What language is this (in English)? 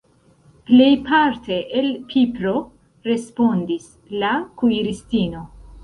Esperanto